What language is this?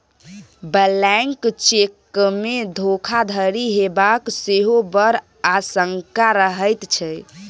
Maithili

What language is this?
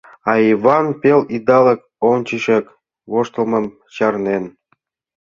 Mari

